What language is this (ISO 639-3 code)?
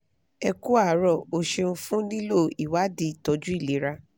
yor